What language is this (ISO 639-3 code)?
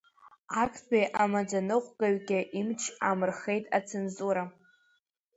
abk